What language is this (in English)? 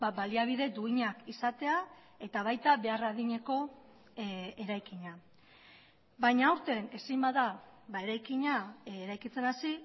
Basque